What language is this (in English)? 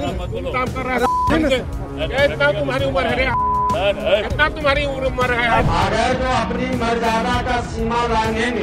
Hindi